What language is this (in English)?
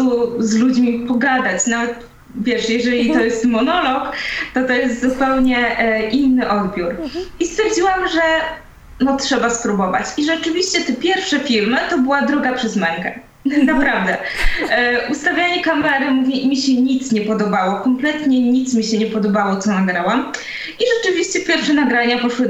Polish